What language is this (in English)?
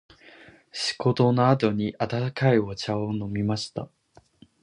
Japanese